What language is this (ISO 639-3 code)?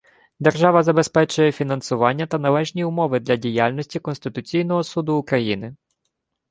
ukr